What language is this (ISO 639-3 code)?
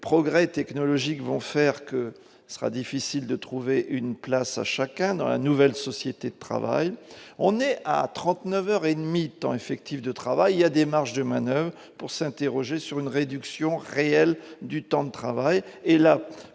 fra